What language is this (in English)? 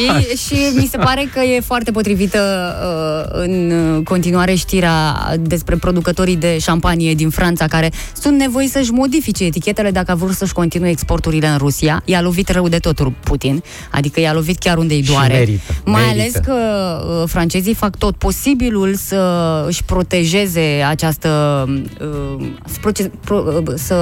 Romanian